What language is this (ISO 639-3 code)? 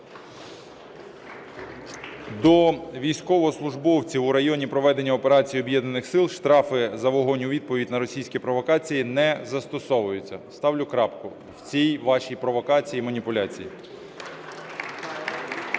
ukr